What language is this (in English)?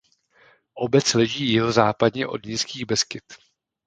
Czech